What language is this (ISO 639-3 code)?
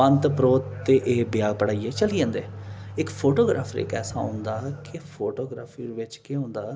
doi